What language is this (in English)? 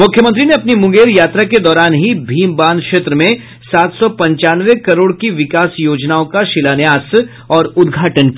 Hindi